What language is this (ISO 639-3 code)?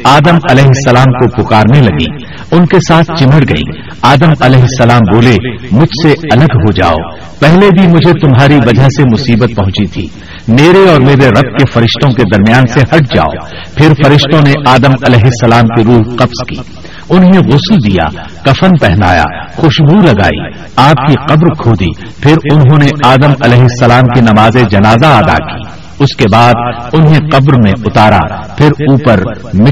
urd